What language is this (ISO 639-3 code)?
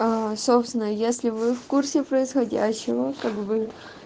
rus